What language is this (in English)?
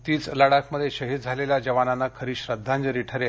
Marathi